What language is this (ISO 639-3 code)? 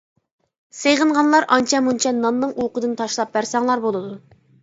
uig